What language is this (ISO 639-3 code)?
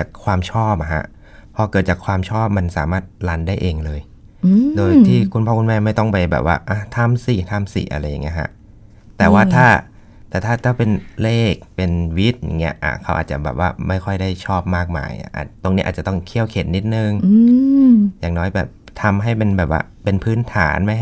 tha